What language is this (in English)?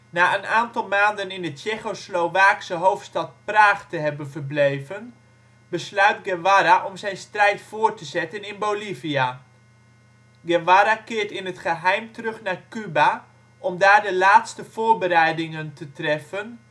Dutch